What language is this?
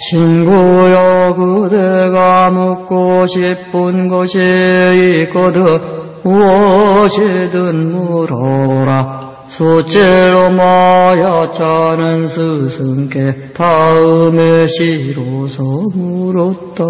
Korean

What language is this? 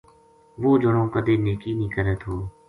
Gujari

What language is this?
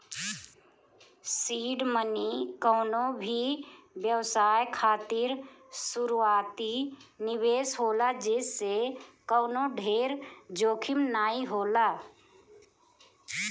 Bhojpuri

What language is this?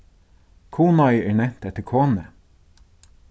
Faroese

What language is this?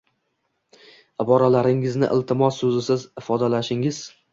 Uzbek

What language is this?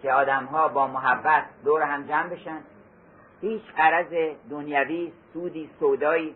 Persian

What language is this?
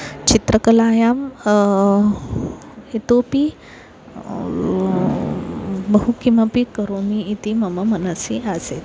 Sanskrit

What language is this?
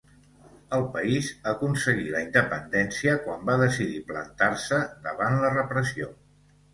Catalan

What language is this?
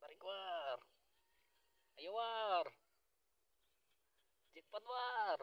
Indonesian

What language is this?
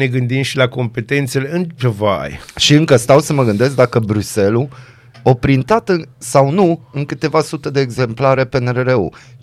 Romanian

